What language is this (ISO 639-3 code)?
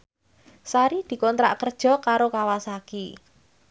jav